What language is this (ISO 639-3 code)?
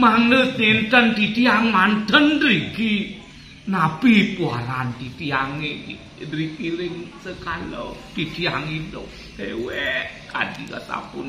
ind